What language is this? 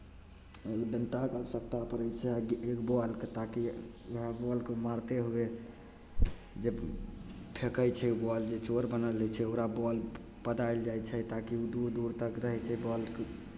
Maithili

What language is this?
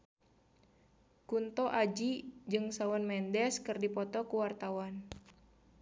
Sundanese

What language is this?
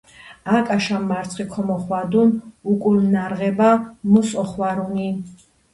Georgian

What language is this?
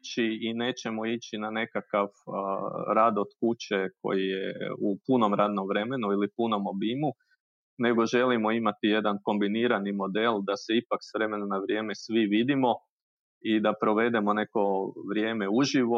Croatian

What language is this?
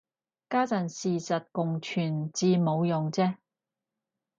Cantonese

